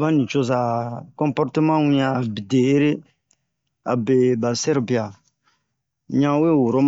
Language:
Bomu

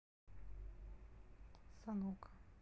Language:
Russian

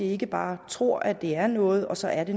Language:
Danish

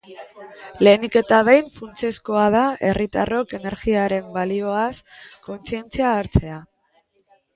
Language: Basque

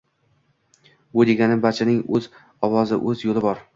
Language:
Uzbek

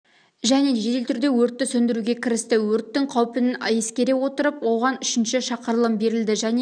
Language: Kazakh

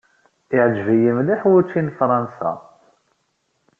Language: Kabyle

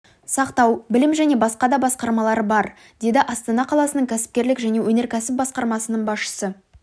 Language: Kazakh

